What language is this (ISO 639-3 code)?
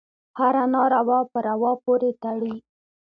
pus